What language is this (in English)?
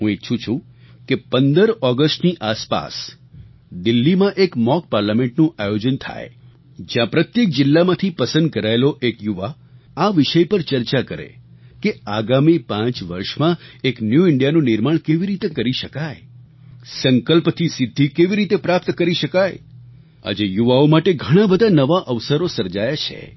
Gujarati